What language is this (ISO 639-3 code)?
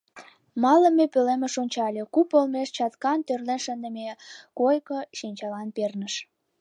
chm